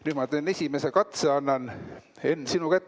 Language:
Estonian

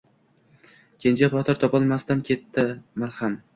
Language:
Uzbek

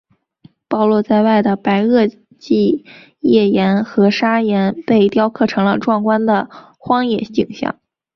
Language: Chinese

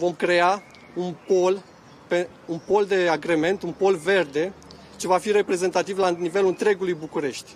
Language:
Romanian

